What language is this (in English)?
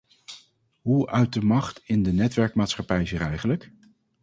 Dutch